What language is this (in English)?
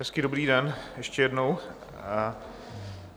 Czech